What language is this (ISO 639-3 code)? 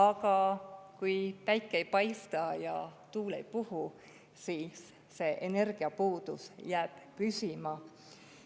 est